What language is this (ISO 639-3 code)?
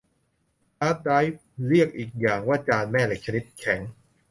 tha